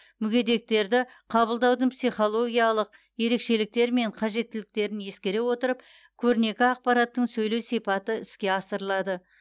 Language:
Kazakh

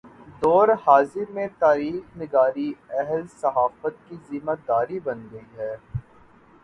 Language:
Urdu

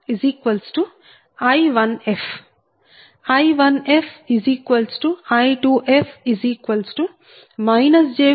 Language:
Telugu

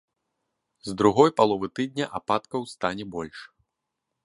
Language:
Belarusian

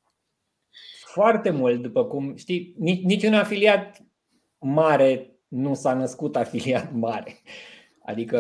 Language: Romanian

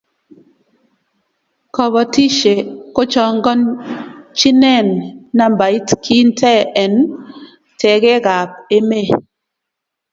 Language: Kalenjin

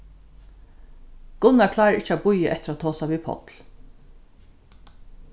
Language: Faroese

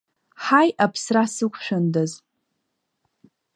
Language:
Abkhazian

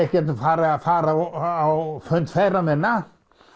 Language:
Icelandic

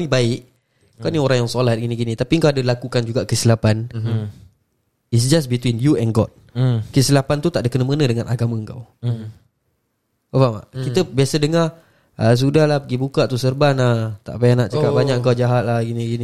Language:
Malay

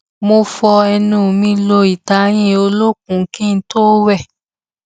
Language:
Yoruba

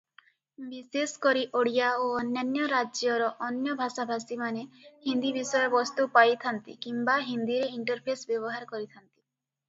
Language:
Odia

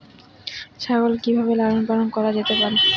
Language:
Bangla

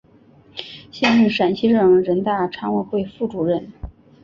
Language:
Chinese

